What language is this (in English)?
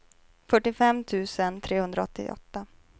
Swedish